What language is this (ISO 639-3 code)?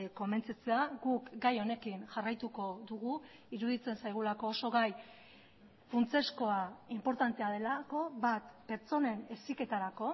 eus